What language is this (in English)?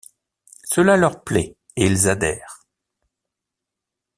French